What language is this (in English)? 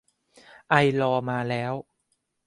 Thai